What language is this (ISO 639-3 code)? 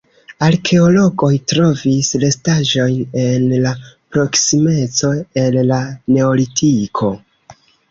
epo